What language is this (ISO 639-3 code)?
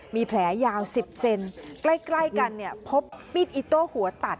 tha